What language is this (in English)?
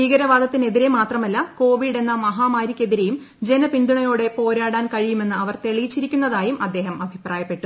Malayalam